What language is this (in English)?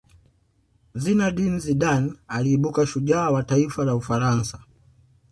Swahili